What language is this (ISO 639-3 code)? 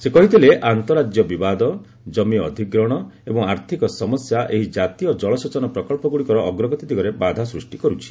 ori